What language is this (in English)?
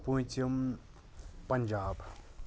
Kashmiri